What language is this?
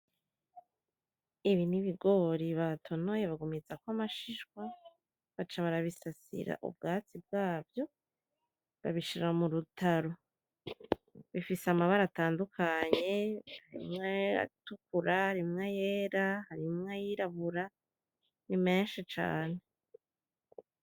Rundi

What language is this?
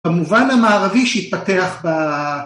Hebrew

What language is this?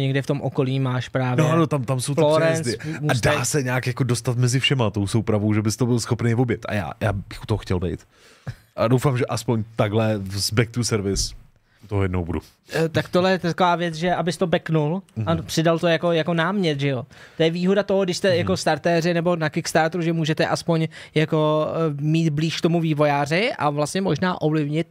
Czech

